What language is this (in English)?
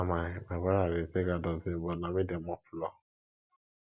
Nigerian Pidgin